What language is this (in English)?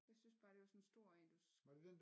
Danish